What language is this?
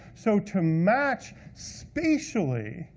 English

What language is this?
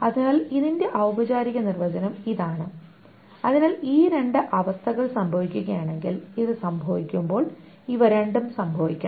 Malayalam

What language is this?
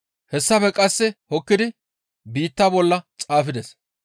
Gamo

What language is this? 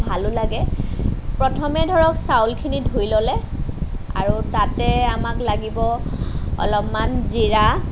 Assamese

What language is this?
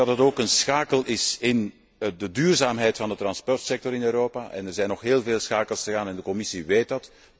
Dutch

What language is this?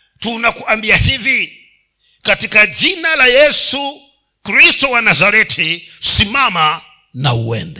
Swahili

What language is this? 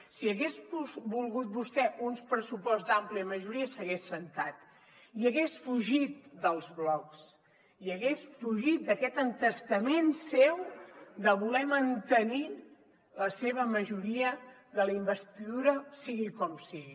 Catalan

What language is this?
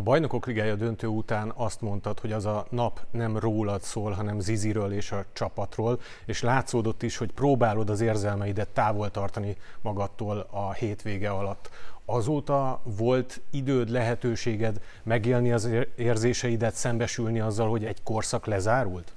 Hungarian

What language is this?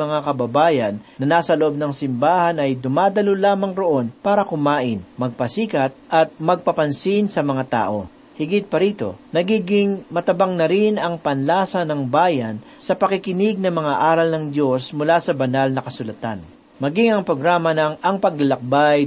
Filipino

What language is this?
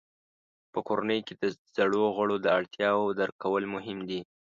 Pashto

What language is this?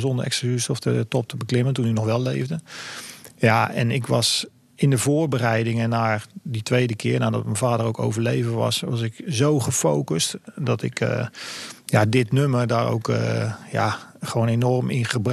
Dutch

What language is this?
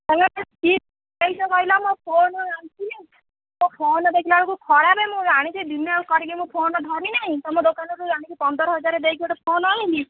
Odia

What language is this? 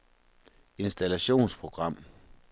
Danish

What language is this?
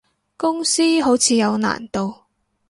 Cantonese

